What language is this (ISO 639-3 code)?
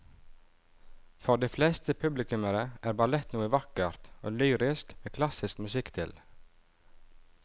nor